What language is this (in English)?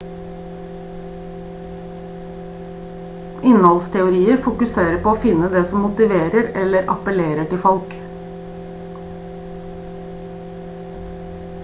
Norwegian Bokmål